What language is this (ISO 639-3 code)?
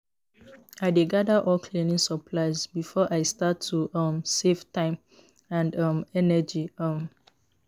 pcm